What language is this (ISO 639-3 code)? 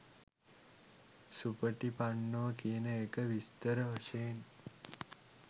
sin